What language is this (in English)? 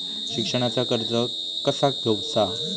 Marathi